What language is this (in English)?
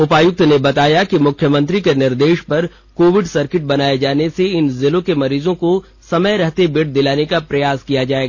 Hindi